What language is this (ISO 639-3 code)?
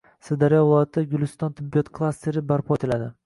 uzb